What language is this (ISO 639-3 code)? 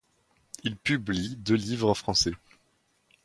fra